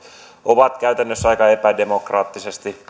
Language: Finnish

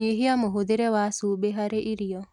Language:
Kikuyu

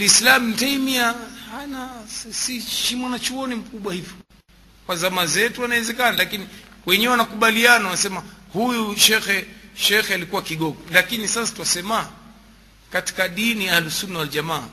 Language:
Swahili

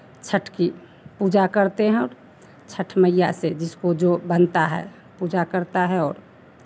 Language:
Hindi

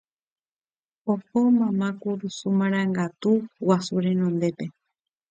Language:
Guarani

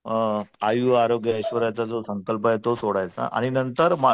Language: Marathi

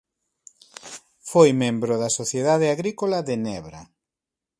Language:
Galician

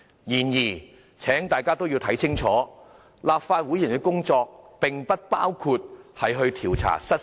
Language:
Cantonese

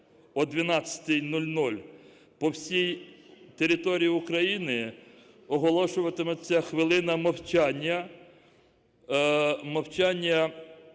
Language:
Ukrainian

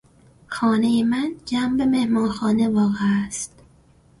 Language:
Persian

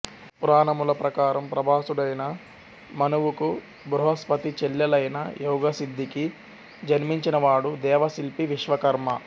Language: Telugu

